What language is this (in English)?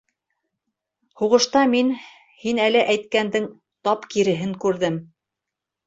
Bashkir